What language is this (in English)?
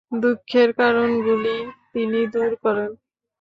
Bangla